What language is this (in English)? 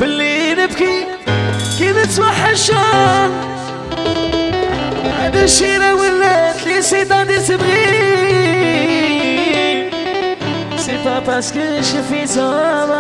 Arabic